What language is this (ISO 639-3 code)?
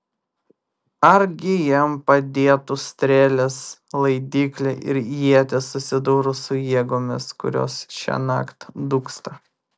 lit